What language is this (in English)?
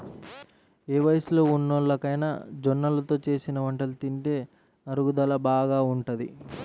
Telugu